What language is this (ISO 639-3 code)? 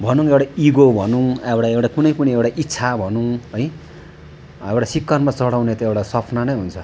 nep